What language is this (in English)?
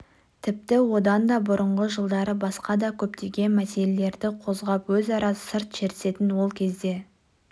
Kazakh